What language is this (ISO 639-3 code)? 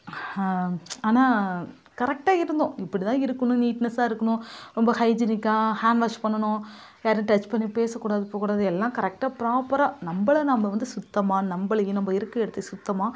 tam